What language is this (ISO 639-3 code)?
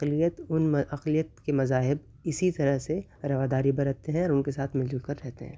urd